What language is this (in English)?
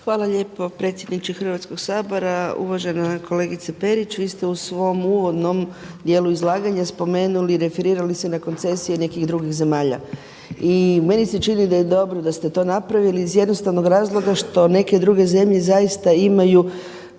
Croatian